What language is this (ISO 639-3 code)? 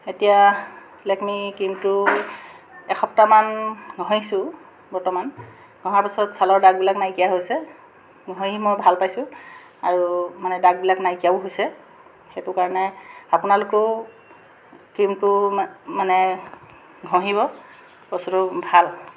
asm